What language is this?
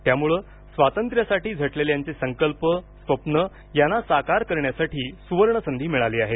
Marathi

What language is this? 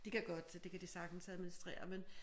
Danish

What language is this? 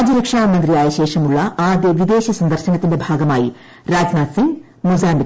Malayalam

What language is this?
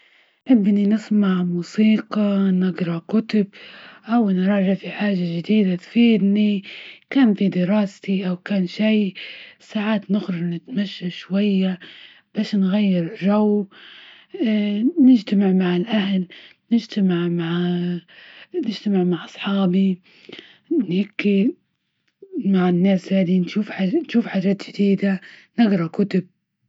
Libyan Arabic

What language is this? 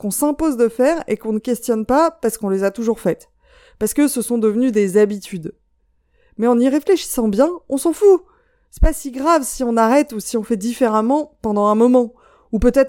French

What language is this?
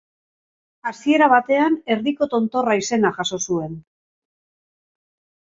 Basque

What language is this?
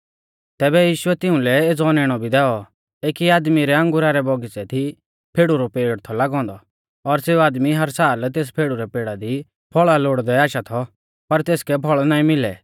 Mahasu Pahari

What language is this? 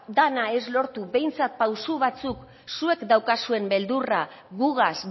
Basque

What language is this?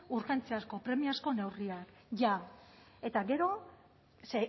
Basque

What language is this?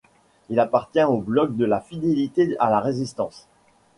French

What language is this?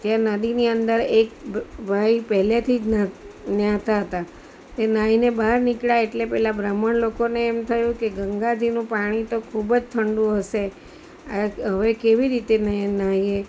Gujarati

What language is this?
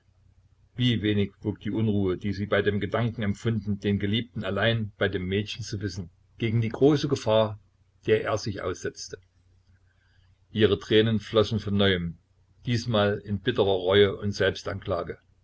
German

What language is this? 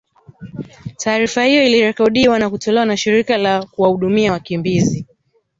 Swahili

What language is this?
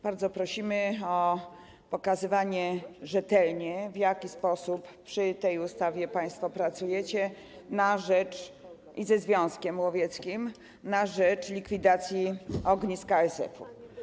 Polish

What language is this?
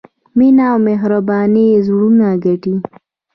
Pashto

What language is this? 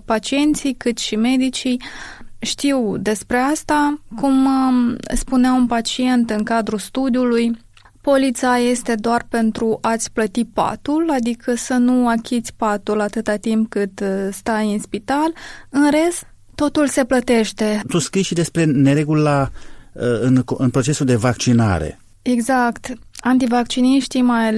Romanian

